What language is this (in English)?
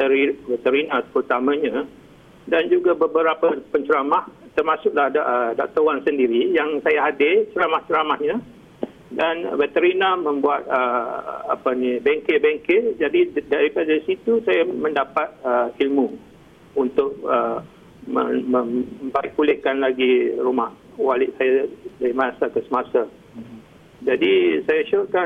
Malay